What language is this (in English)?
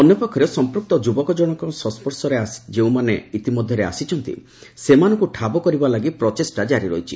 Odia